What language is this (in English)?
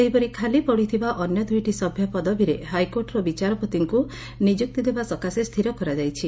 Odia